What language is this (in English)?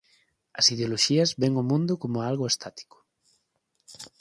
Galician